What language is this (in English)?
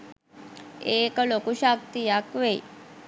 Sinhala